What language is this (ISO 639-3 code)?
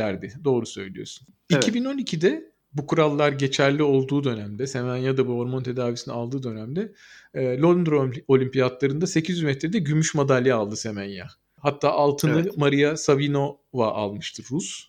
tur